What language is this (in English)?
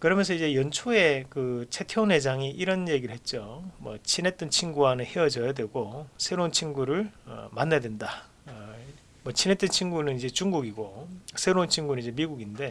Korean